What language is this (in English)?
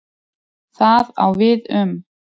Icelandic